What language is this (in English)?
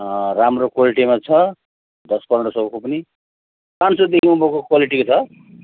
Nepali